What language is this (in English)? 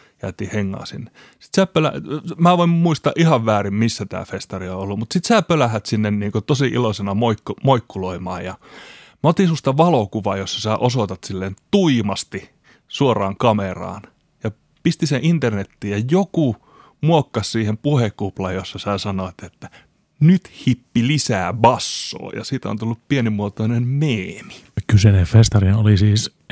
Finnish